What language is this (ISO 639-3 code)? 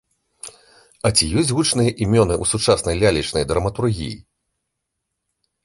bel